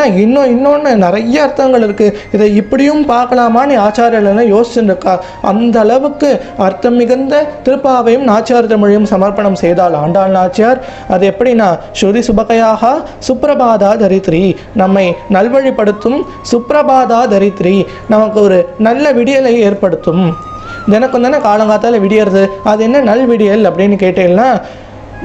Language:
Korean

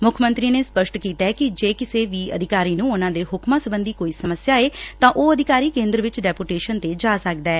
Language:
Punjabi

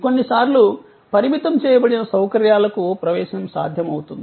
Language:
Telugu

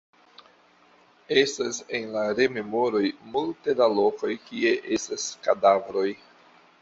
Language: Esperanto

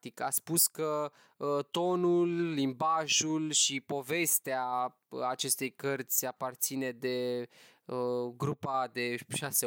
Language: Romanian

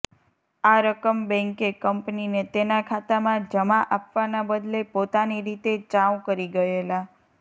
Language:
Gujarati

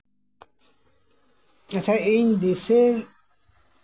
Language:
Santali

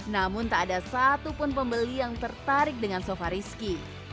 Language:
Indonesian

